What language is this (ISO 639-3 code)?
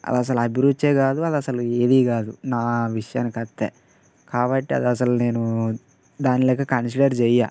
tel